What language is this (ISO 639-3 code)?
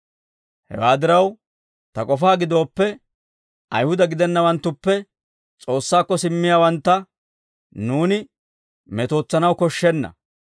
dwr